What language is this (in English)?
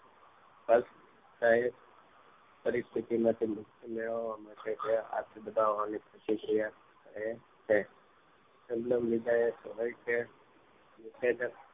Gujarati